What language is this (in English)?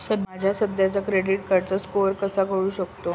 Marathi